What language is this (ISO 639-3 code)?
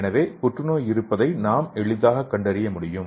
tam